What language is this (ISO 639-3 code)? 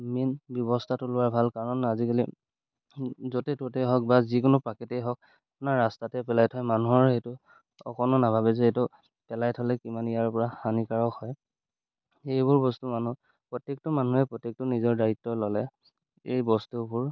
asm